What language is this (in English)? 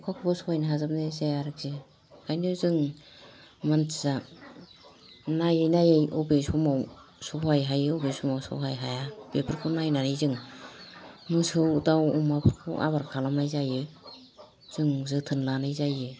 Bodo